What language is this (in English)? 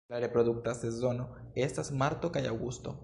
Esperanto